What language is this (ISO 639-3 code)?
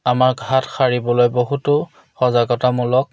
asm